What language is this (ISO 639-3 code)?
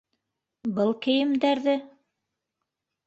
bak